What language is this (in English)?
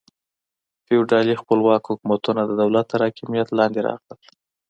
Pashto